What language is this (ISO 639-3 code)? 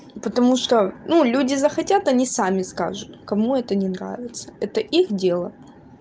rus